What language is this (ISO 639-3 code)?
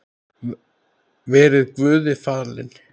isl